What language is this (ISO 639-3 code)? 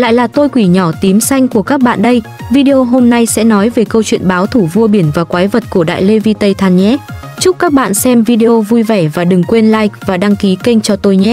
vie